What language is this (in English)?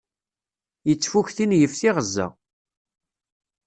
Kabyle